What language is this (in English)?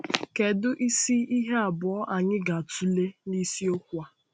Igbo